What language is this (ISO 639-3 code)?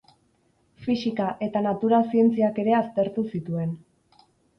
eus